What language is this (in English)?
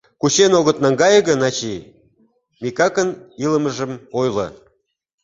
Mari